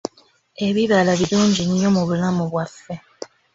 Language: Ganda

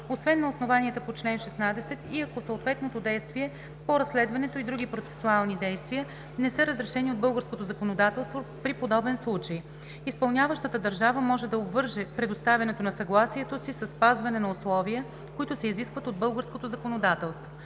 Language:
Bulgarian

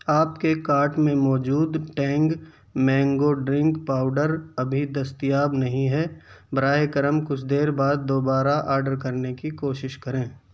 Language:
Urdu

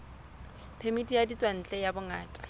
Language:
Southern Sotho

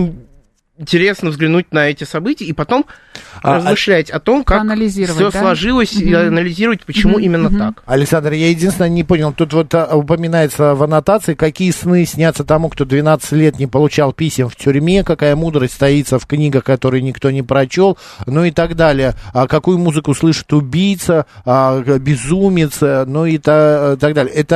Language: Russian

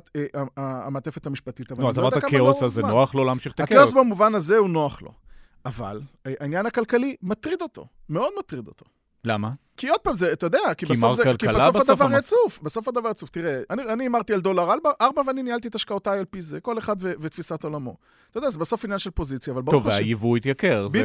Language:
Hebrew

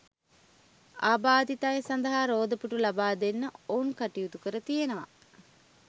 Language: Sinhala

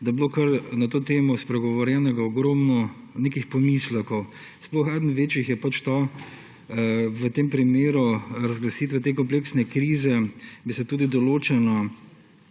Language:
Slovenian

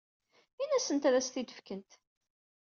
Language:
Kabyle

